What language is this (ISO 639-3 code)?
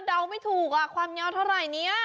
tha